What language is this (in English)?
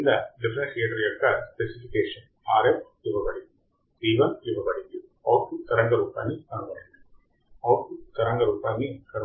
Telugu